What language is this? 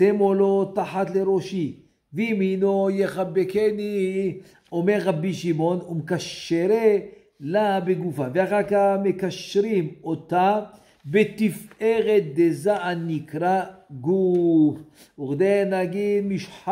Hebrew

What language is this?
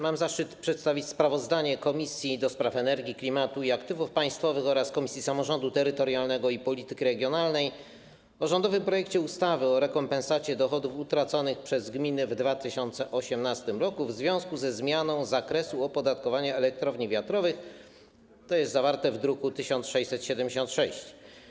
Polish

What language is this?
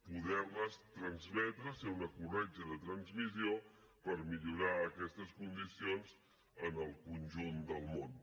Catalan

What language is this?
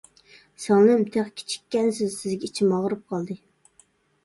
Uyghur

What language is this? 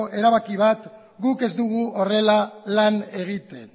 Basque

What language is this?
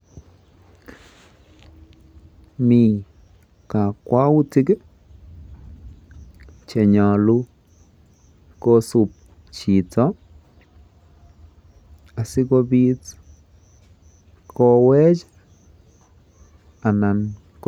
Kalenjin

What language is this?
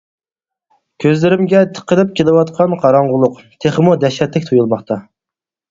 Uyghur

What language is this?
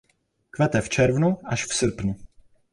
Czech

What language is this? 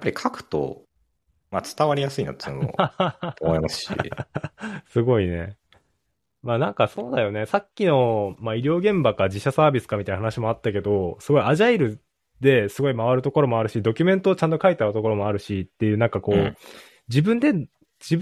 Japanese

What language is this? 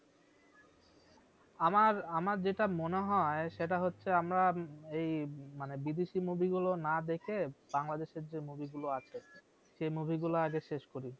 Bangla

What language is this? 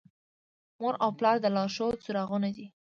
Pashto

